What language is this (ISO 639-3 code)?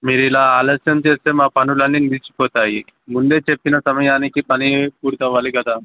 tel